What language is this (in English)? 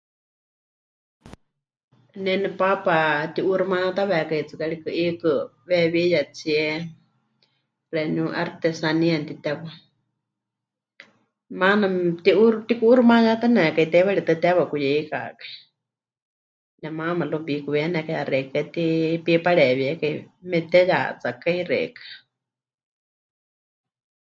Huichol